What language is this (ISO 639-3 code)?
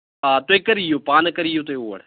kas